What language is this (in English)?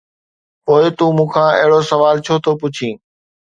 Sindhi